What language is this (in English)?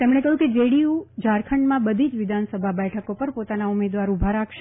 Gujarati